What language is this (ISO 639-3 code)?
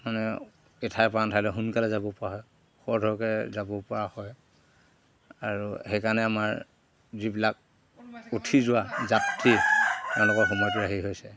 asm